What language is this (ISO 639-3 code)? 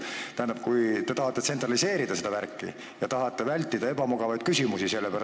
est